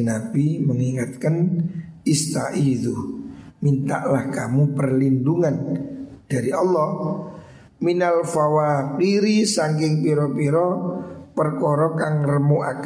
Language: Indonesian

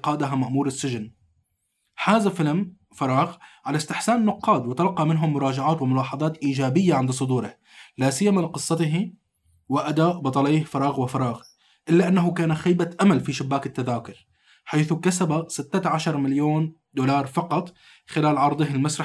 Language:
Arabic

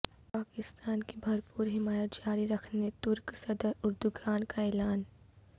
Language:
Urdu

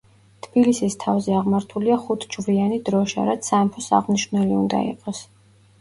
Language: Georgian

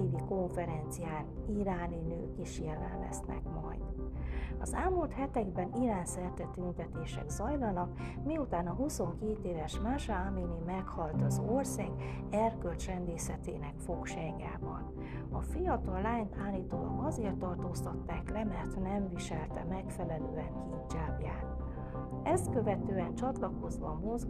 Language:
Hungarian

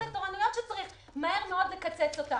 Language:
Hebrew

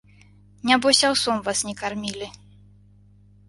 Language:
Belarusian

